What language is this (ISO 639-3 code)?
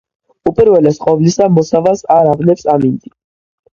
kat